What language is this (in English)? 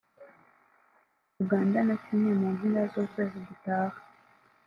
Kinyarwanda